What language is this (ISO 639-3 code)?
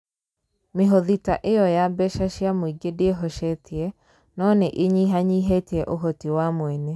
kik